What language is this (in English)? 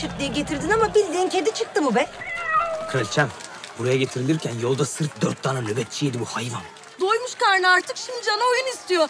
Turkish